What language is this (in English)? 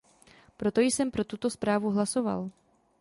Czech